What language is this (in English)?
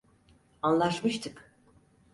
Turkish